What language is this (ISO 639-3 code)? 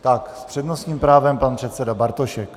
ces